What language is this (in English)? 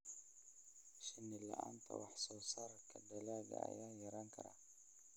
Somali